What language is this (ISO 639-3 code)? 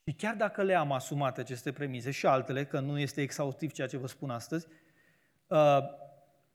ron